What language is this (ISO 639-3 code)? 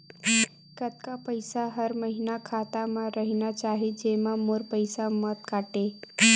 hne